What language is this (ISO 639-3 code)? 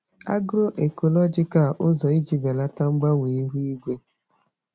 ibo